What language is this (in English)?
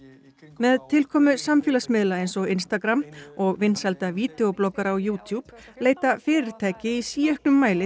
Icelandic